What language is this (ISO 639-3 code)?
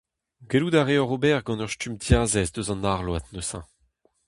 bre